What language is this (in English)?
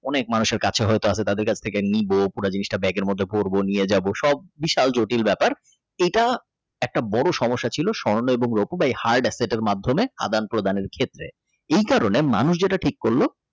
Bangla